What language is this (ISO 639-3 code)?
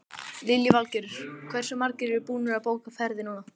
isl